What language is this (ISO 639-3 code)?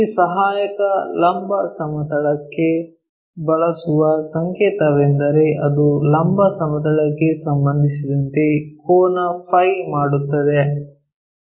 kan